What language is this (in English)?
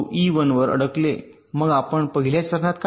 Marathi